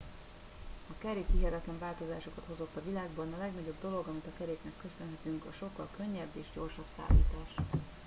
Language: Hungarian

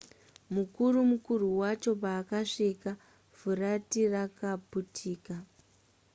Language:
Shona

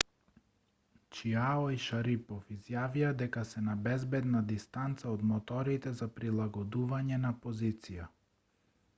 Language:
Macedonian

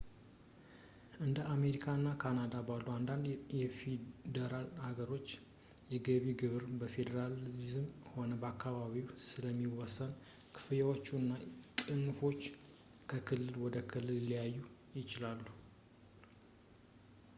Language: Amharic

